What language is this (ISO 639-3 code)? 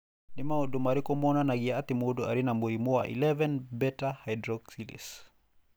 kik